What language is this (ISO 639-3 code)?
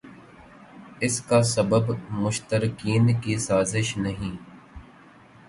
urd